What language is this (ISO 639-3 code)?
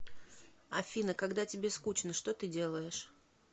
rus